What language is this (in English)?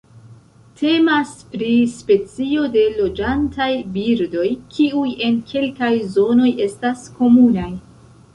Esperanto